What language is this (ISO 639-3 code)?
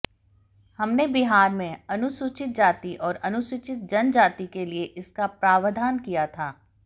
hin